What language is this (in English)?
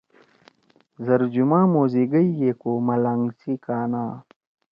Torwali